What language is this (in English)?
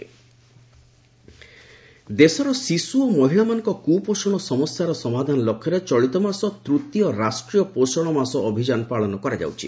Odia